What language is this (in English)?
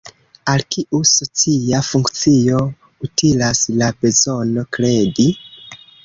Esperanto